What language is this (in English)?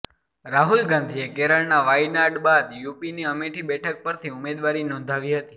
Gujarati